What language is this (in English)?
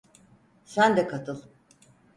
Turkish